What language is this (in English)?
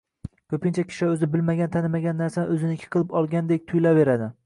Uzbek